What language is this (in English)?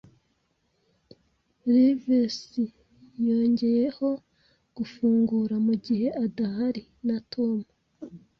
Kinyarwanda